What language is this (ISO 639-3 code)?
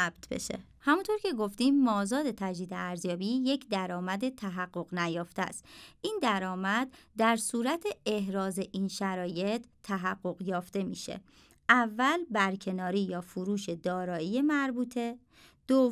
fas